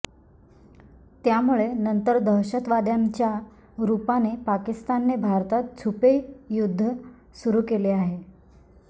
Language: Marathi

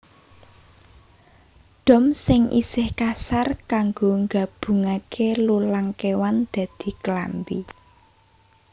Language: Javanese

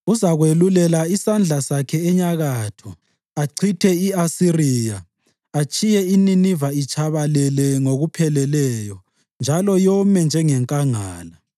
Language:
North Ndebele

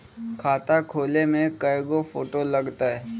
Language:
Magahi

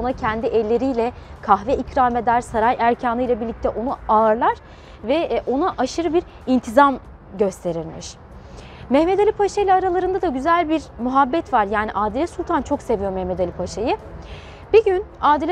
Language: Turkish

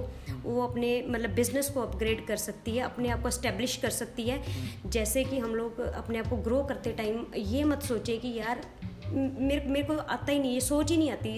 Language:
Hindi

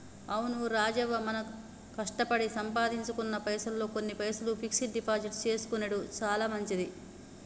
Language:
Telugu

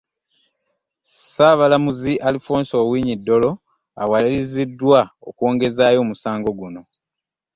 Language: Ganda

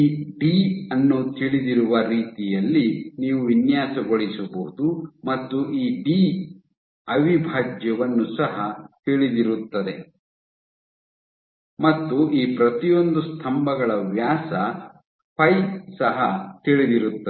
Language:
Kannada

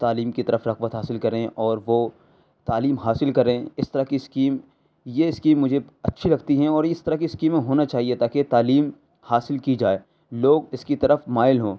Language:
Urdu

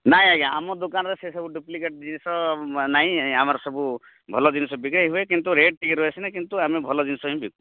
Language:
Odia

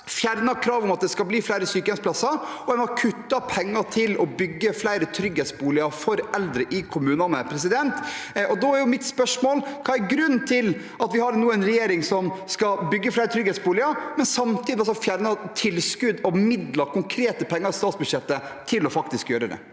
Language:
Norwegian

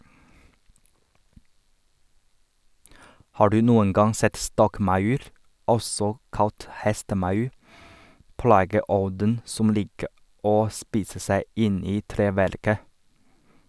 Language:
Norwegian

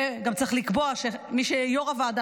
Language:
Hebrew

